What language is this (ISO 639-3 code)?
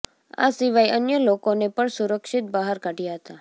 guj